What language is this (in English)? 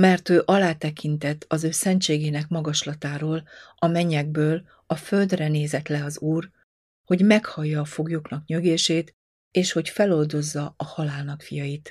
Hungarian